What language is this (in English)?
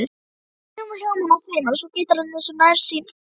Icelandic